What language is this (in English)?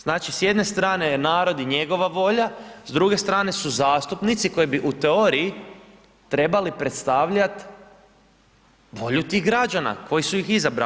Croatian